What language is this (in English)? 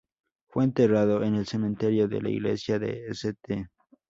Spanish